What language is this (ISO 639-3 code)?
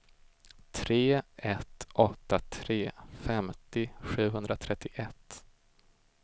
swe